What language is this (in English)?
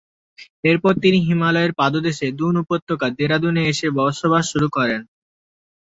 Bangla